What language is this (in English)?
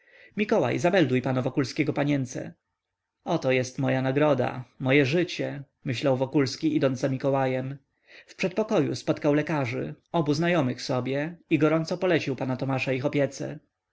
Polish